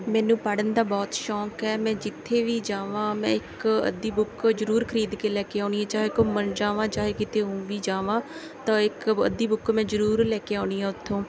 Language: Punjabi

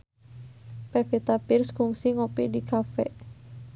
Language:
Sundanese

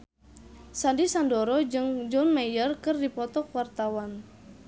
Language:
Sundanese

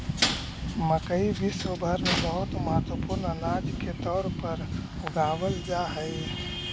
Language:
Magahi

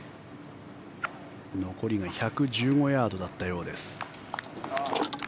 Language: Japanese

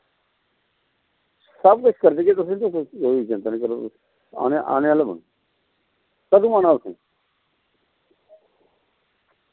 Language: Dogri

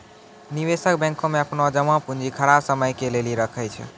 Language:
Maithili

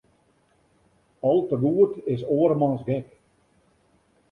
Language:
Western Frisian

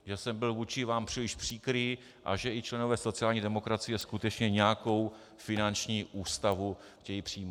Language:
Czech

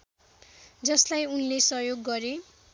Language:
Nepali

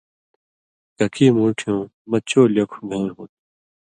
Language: Indus Kohistani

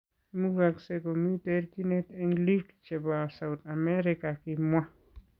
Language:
Kalenjin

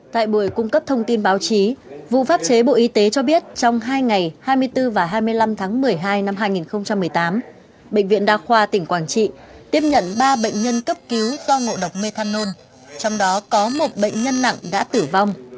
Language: Vietnamese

